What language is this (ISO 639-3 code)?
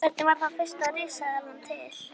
isl